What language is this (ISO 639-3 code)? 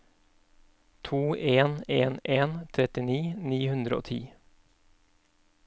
nor